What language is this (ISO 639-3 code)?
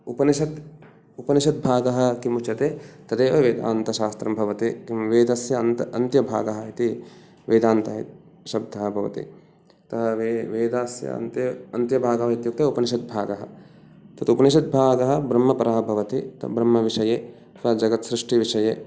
san